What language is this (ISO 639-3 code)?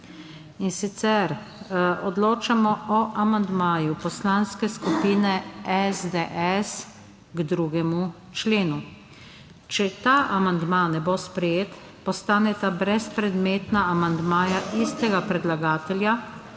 slv